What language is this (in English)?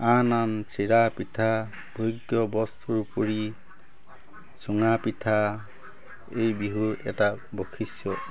Assamese